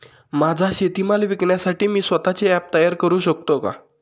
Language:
Marathi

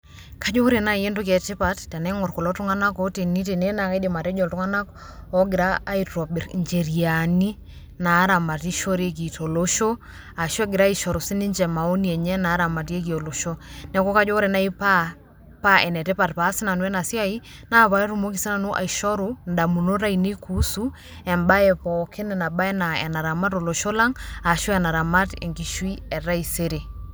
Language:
Masai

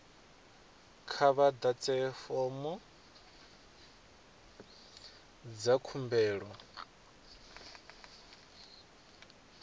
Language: Venda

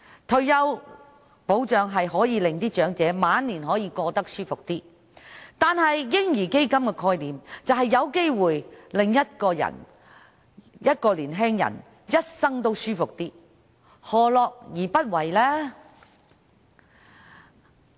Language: Cantonese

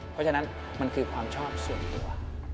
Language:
Thai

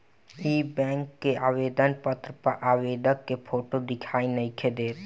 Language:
Bhojpuri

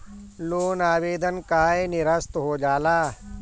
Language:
Bhojpuri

